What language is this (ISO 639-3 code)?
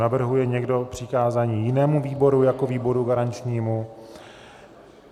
ces